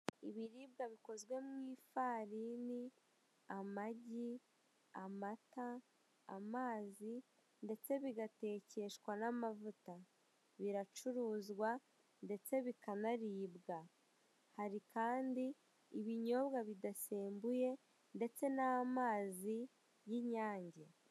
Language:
Kinyarwanda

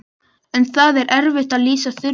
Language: Icelandic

